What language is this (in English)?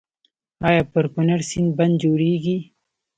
Pashto